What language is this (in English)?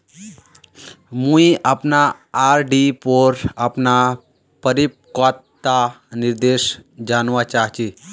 Magahi